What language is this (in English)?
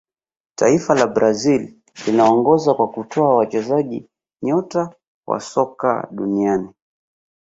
Swahili